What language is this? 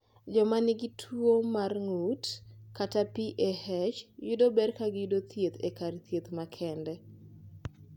Luo (Kenya and Tanzania)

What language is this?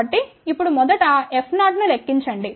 Telugu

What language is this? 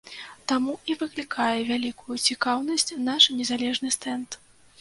Belarusian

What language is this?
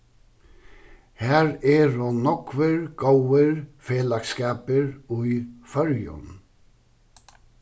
Faroese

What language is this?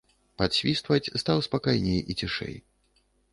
Belarusian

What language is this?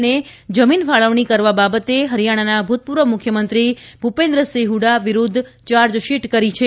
Gujarati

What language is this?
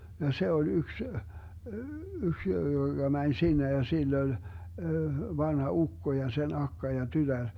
Finnish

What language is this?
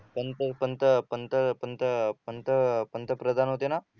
Marathi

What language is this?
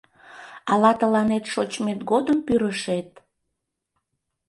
Mari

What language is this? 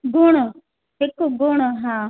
Sindhi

